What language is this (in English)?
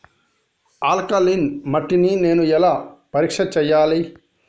Telugu